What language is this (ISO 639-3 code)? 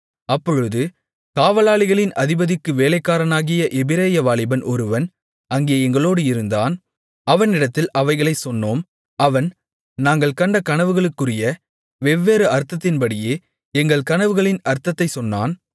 tam